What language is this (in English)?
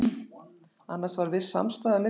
Icelandic